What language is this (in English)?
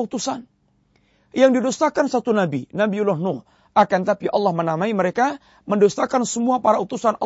Malay